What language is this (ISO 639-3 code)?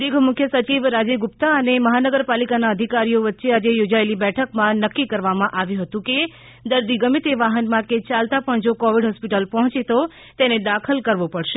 guj